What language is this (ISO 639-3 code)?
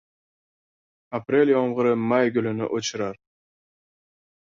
uzb